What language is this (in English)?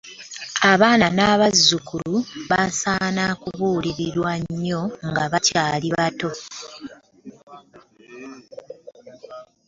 Ganda